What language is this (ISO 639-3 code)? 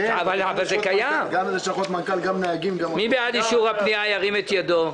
heb